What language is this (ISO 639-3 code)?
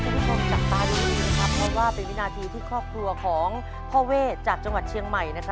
tha